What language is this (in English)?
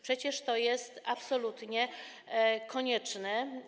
Polish